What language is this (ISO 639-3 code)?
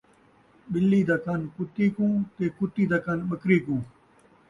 skr